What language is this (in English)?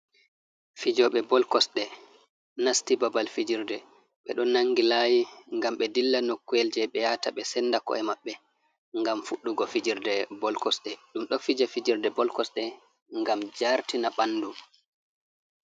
Fula